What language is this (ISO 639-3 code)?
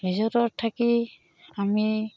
asm